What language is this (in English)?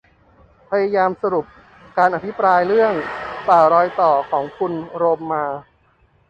Thai